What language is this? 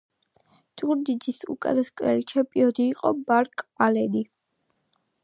Georgian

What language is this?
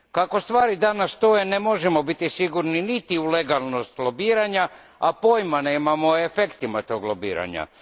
Croatian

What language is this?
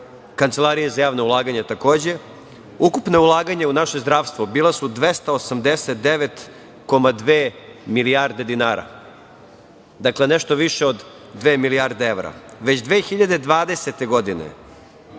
Serbian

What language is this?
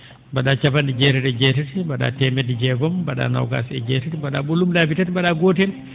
Fula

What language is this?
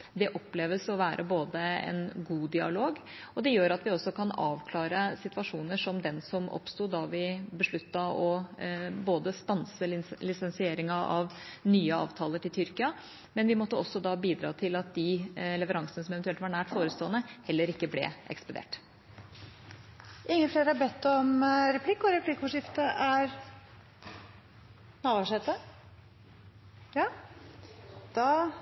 Norwegian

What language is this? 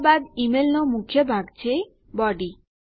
Gujarati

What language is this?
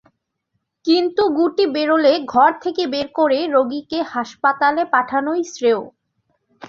Bangla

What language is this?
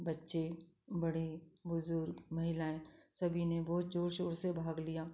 Hindi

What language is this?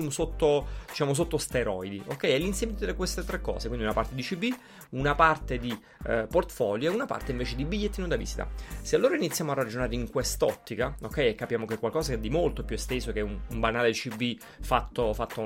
Italian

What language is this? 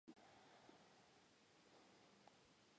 Spanish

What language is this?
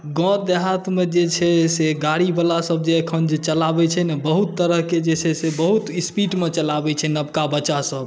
Maithili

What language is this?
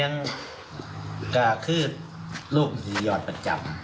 Thai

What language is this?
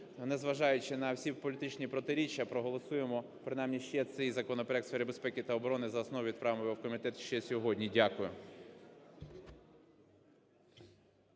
Ukrainian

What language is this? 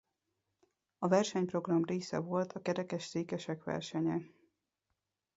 Hungarian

